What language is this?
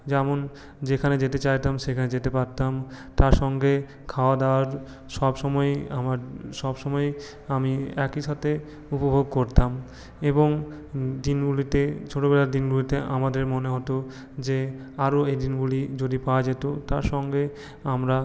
Bangla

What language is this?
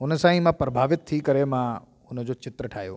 Sindhi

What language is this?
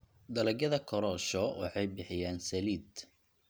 Somali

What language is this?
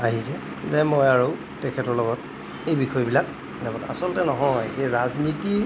Assamese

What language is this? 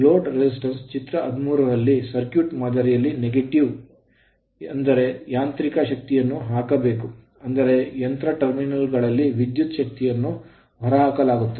Kannada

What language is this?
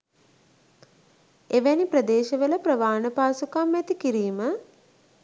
Sinhala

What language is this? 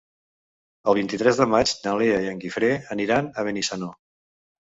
Catalan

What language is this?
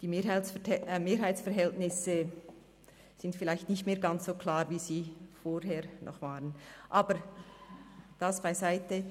Swiss German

